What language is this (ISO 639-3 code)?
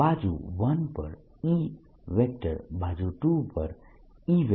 guj